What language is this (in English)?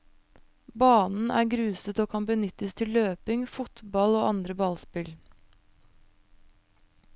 Norwegian